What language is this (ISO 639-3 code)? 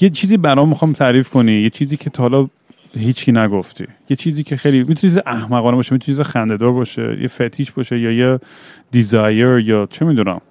fas